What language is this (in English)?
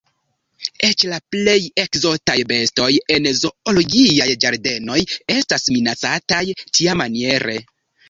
Esperanto